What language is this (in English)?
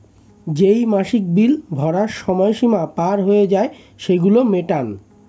Bangla